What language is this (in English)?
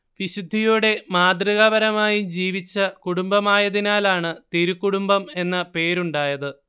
Malayalam